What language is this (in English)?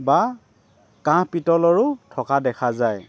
Assamese